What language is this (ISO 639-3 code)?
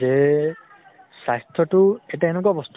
asm